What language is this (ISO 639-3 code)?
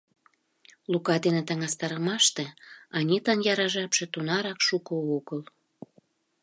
chm